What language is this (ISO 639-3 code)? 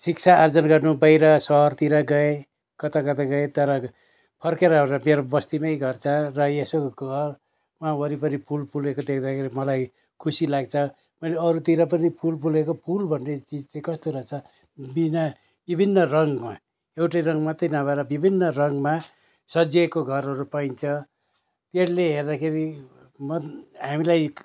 nep